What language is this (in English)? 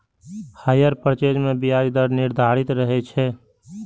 Maithili